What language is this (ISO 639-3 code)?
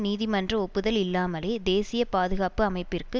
tam